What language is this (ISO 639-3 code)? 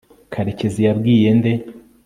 kin